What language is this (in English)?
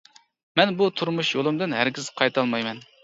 Uyghur